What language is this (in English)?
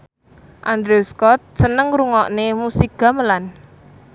Javanese